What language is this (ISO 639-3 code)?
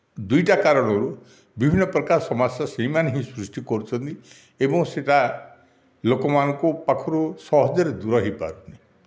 ori